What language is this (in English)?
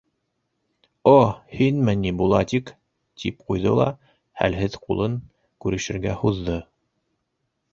Bashkir